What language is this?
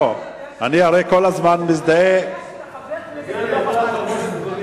Hebrew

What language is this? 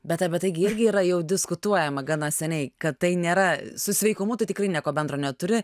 Lithuanian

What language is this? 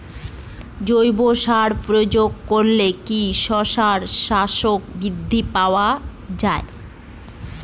Bangla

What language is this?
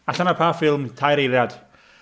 Welsh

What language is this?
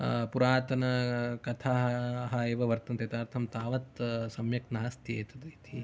Sanskrit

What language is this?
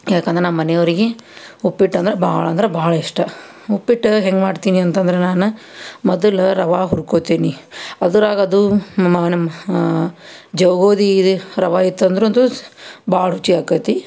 Kannada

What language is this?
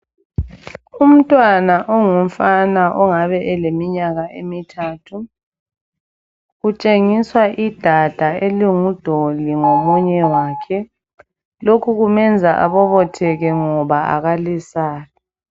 North Ndebele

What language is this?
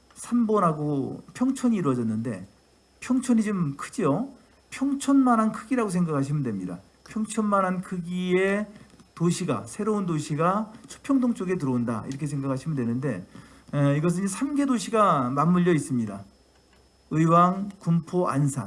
Korean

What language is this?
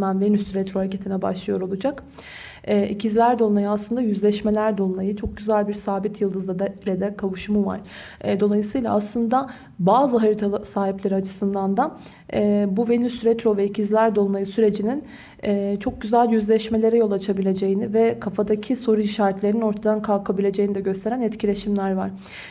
Turkish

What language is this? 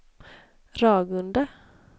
Swedish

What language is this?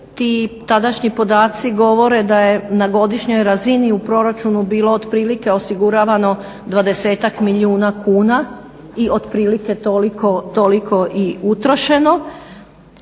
Croatian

